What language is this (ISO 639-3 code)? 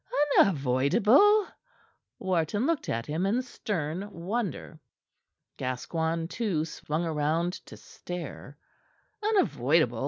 eng